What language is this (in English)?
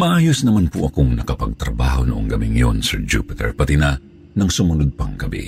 Filipino